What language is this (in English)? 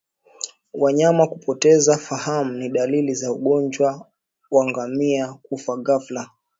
Swahili